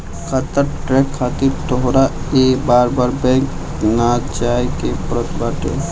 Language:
Bhojpuri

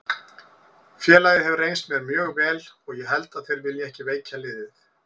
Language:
Icelandic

